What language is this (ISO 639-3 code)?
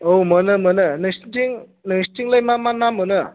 brx